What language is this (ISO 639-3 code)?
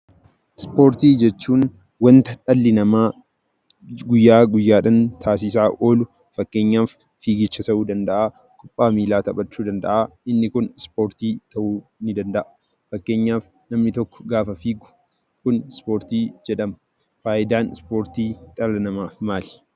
orm